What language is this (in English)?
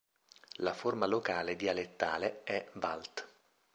Italian